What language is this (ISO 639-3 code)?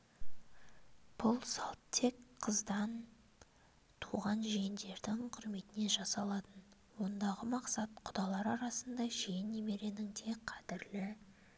kaz